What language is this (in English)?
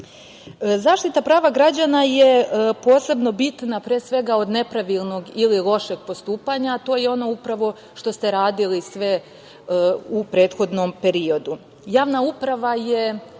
Serbian